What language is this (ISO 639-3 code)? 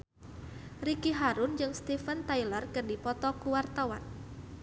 sun